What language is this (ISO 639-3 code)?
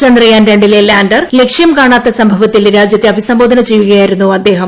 mal